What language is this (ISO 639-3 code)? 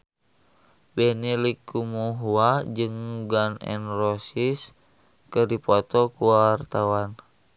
sun